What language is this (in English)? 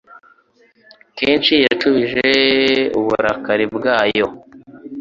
Kinyarwanda